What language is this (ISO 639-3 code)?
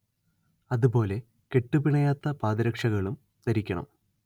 mal